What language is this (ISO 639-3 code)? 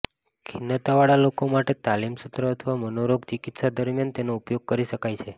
guj